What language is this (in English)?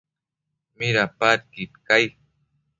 Matsés